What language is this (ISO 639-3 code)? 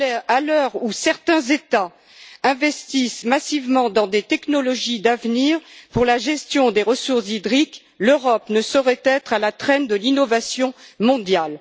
fra